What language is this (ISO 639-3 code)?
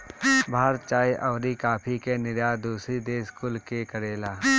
bho